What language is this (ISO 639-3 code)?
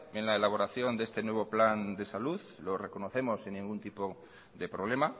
spa